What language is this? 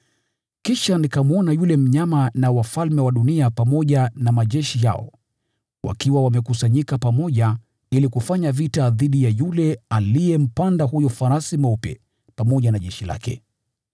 Swahili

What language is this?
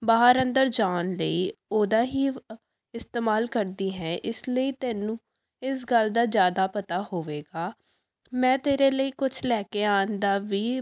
Punjabi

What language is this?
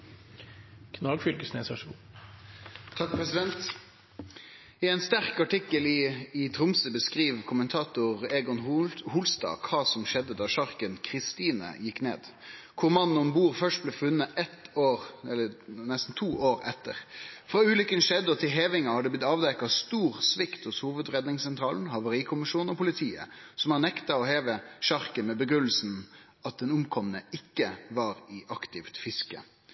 Norwegian Bokmål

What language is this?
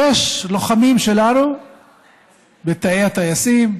Hebrew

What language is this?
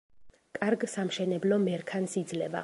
Georgian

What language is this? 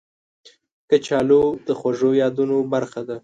Pashto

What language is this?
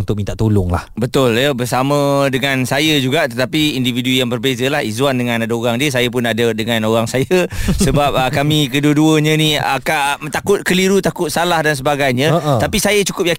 Malay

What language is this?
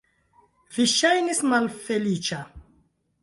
Esperanto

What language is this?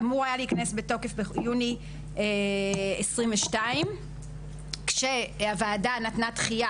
Hebrew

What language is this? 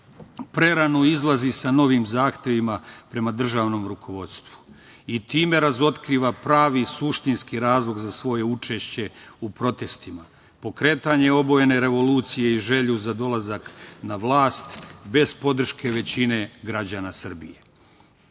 Serbian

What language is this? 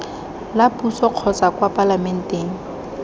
Tswana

